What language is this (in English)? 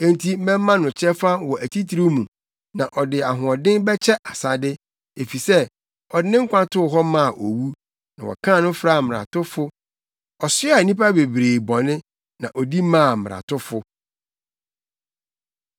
Akan